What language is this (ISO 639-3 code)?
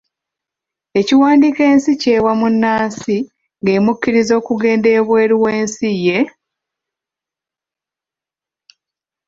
lug